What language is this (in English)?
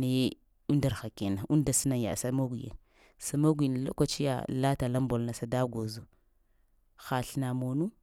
Lamang